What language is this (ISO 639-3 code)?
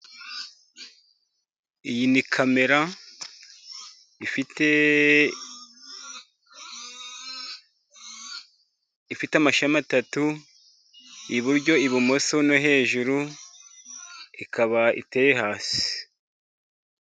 kin